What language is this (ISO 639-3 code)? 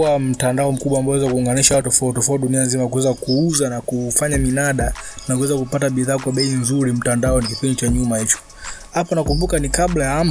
swa